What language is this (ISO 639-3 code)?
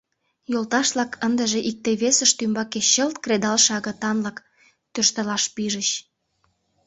chm